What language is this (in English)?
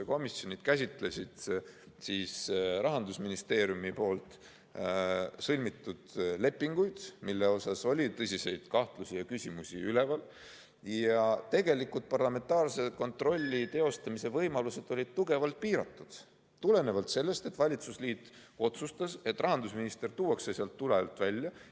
Estonian